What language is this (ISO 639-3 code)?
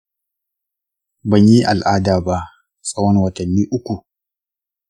hau